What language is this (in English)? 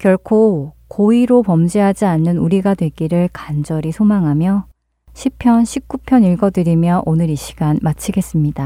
Korean